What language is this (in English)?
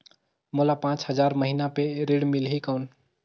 Chhattisgarhi